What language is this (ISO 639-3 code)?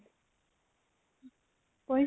asm